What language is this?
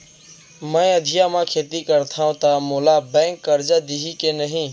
Chhattisgarhi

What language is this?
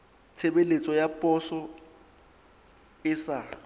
Southern Sotho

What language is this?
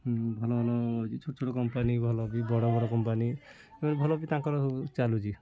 Odia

